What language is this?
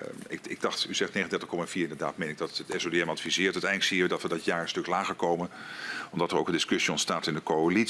Dutch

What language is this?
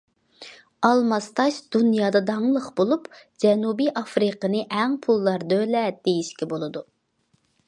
Uyghur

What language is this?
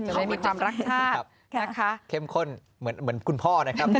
Thai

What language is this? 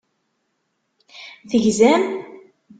Kabyle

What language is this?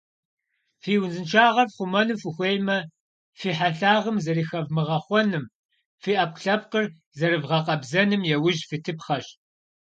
Kabardian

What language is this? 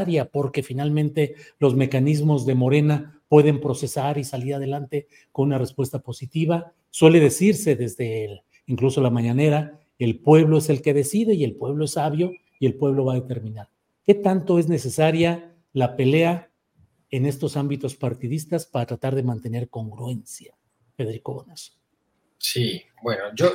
Spanish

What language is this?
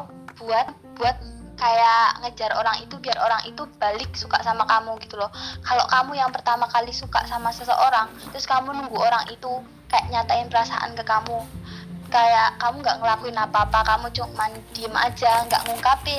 Indonesian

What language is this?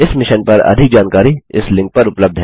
Hindi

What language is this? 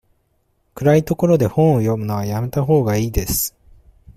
Japanese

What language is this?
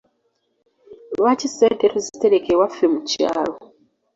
Ganda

